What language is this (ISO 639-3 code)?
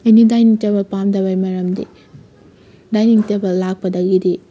mni